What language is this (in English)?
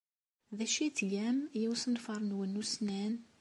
Kabyle